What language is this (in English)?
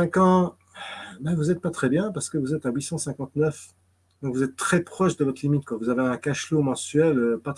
French